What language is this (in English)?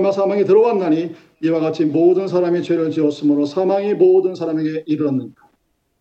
Korean